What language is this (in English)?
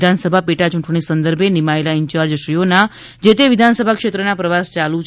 Gujarati